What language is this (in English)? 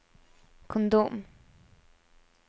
Norwegian